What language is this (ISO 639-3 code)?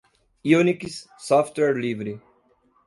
por